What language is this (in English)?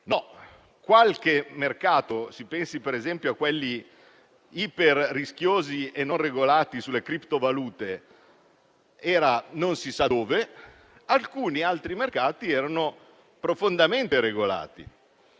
Italian